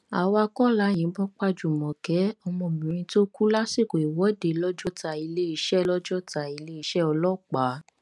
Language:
Yoruba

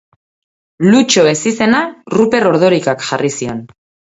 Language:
Basque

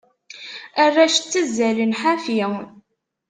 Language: Kabyle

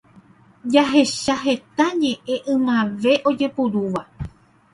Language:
Guarani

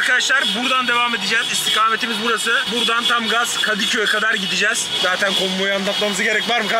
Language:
Turkish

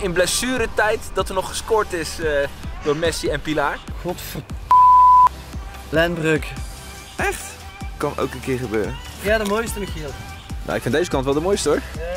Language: Dutch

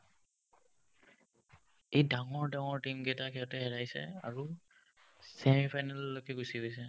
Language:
Assamese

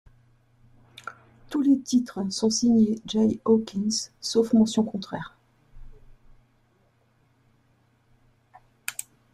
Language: French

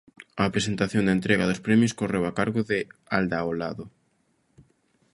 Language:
Galician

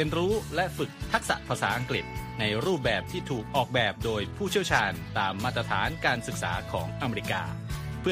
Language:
Thai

